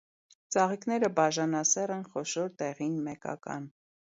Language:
Armenian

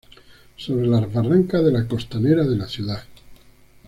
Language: Spanish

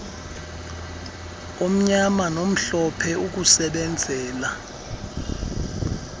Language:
Xhosa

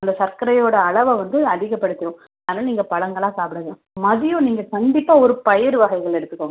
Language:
Tamil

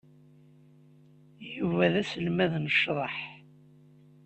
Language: Kabyle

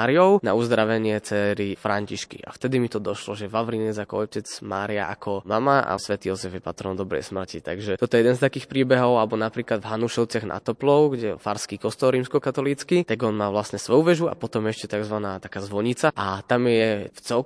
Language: Slovak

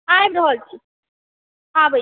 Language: Maithili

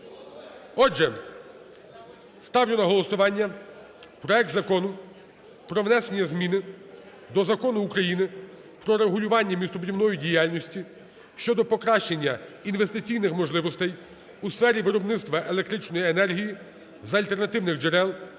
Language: Ukrainian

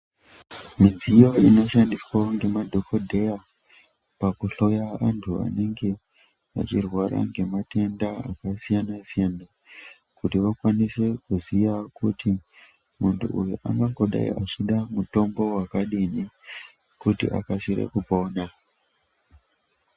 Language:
Ndau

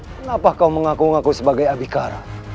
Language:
Indonesian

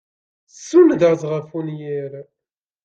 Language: Kabyle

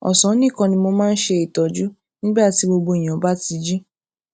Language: Yoruba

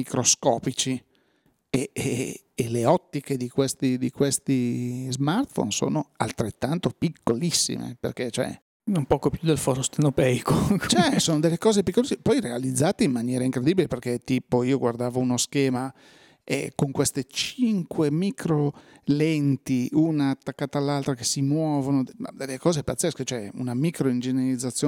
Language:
Italian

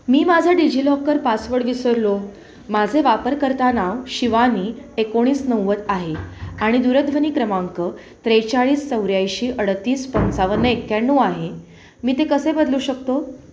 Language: Marathi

